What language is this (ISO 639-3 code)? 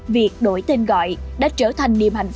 vie